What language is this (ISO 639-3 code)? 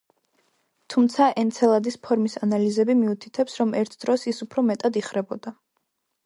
kat